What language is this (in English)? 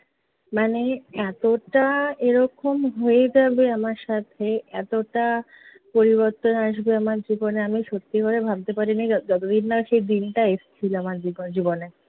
Bangla